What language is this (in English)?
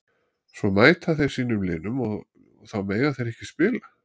Icelandic